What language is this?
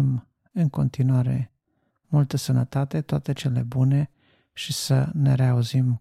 Romanian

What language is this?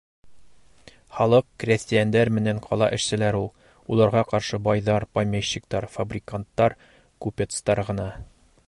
Bashkir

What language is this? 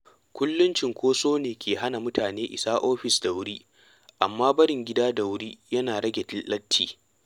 Hausa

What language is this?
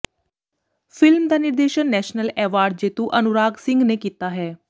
Punjabi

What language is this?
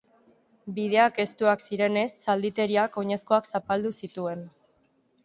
Basque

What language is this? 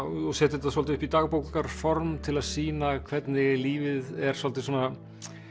Icelandic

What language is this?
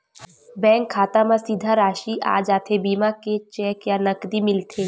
Chhattisgarhi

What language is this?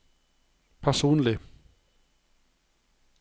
Norwegian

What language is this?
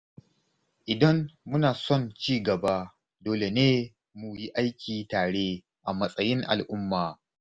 Hausa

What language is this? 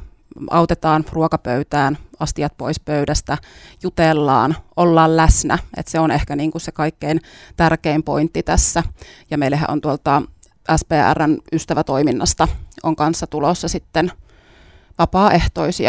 Finnish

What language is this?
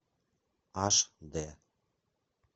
Russian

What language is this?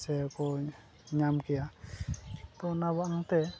Santali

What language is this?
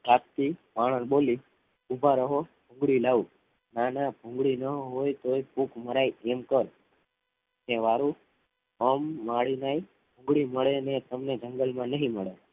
Gujarati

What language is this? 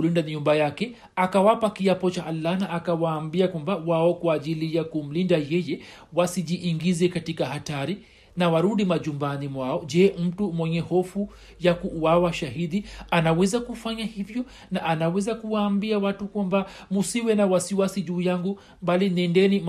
Swahili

